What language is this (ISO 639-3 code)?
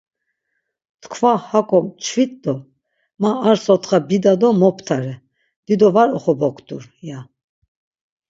lzz